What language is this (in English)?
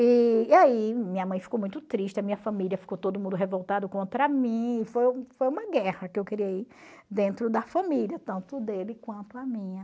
Portuguese